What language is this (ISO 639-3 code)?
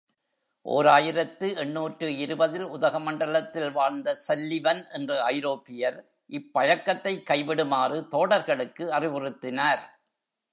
tam